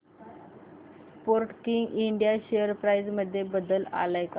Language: Marathi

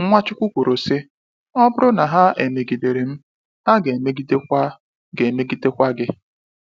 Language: Igbo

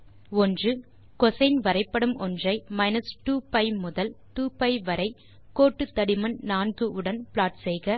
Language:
Tamil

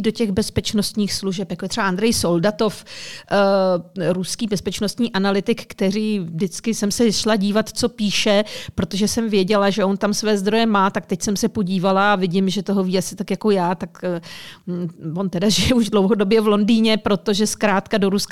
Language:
Czech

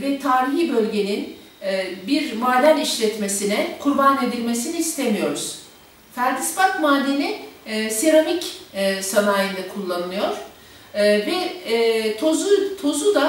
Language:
Turkish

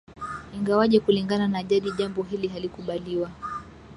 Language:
Swahili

